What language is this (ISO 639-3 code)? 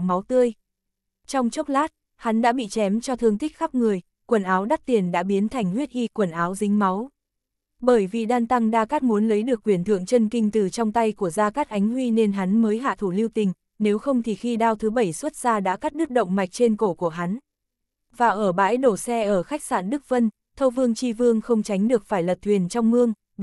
vie